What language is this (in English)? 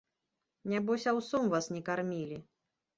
Belarusian